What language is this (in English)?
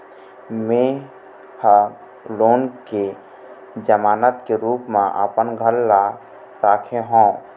Chhattisgarhi